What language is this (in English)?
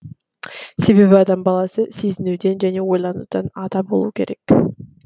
Kazakh